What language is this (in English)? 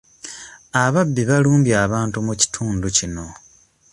Ganda